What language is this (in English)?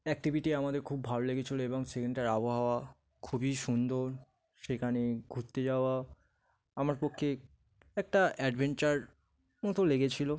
Bangla